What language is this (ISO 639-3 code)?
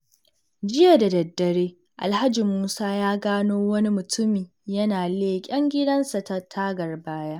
hau